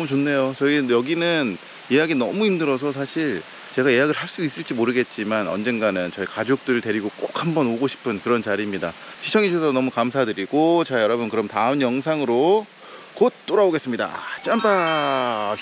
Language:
Korean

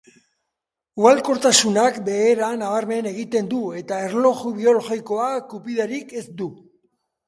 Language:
Basque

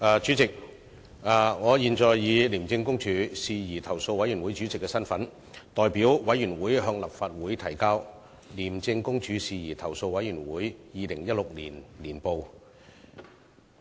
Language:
Cantonese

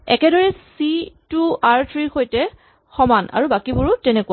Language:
Assamese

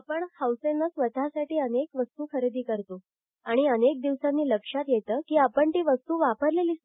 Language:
Marathi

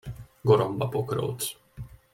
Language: Hungarian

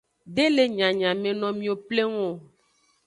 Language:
Aja (Benin)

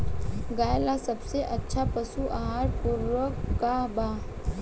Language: Bhojpuri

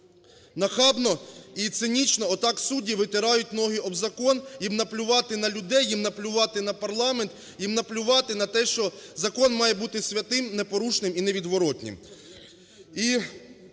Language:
Ukrainian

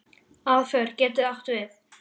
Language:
Icelandic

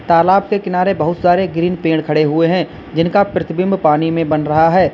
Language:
Hindi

